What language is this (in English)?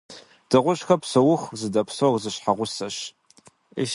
Kabardian